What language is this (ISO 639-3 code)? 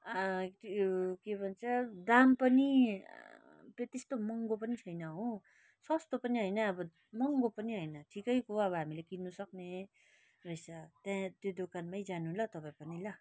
nep